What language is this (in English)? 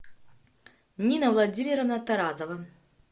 Russian